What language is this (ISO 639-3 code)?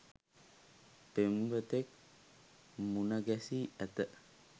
sin